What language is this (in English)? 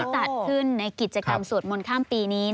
Thai